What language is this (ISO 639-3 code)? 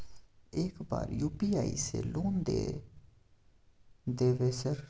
mai